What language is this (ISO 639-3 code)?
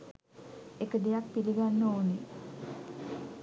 sin